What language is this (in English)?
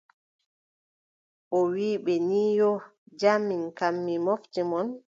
Adamawa Fulfulde